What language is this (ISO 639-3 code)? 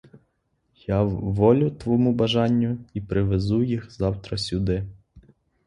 ukr